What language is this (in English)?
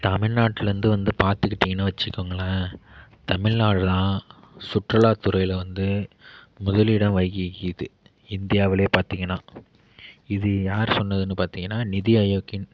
Tamil